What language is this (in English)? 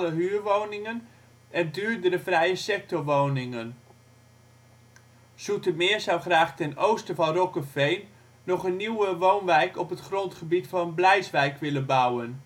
Dutch